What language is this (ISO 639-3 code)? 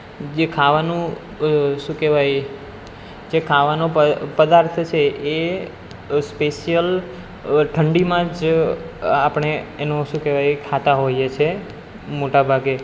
guj